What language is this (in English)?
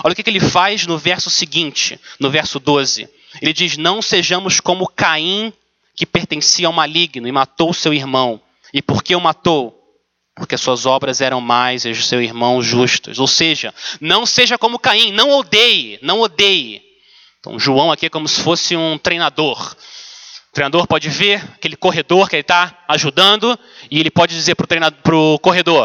Portuguese